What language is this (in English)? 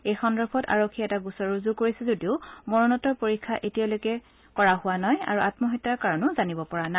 Assamese